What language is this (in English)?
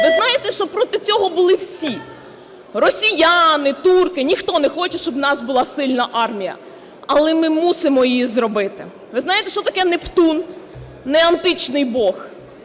Ukrainian